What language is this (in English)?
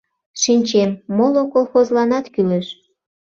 Mari